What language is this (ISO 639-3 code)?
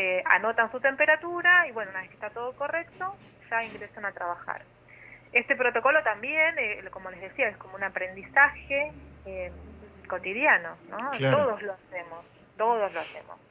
spa